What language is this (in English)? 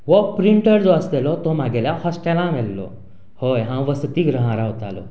Konkani